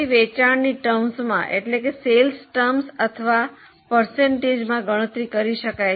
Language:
Gujarati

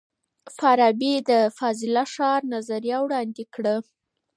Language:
Pashto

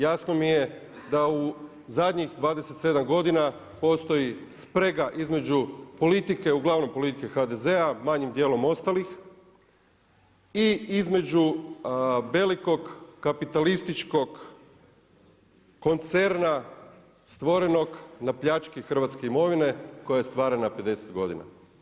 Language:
Croatian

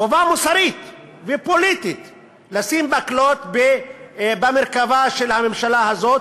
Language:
Hebrew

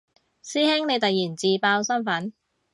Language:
Cantonese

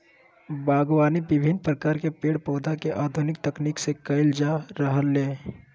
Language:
Magahi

